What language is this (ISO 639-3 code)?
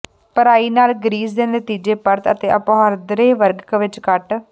pan